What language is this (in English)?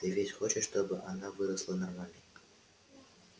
Russian